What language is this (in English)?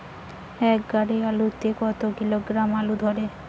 Bangla